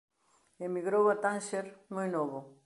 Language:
Galician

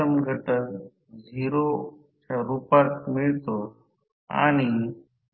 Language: Marathi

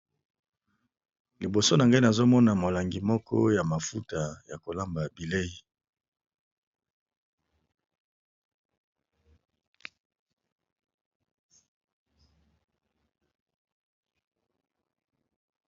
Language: Lingala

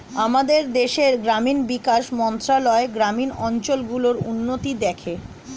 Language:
Bangla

